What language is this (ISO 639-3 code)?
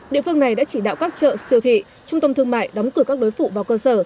vie